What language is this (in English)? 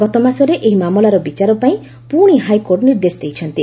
Odia